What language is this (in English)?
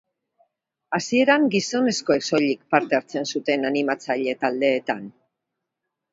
Basque